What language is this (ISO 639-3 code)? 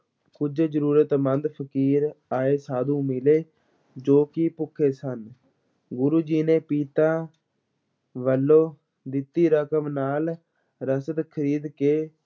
pan